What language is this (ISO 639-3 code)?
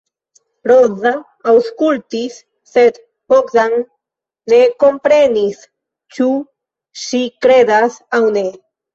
epo